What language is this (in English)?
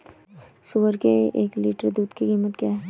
Hindi